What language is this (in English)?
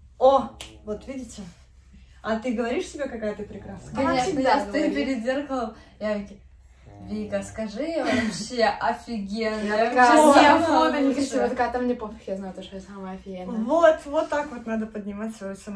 Russian